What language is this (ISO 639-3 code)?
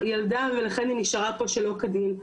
heb